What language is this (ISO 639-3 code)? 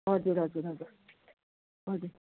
nep